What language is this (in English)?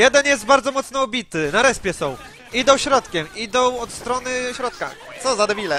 Polish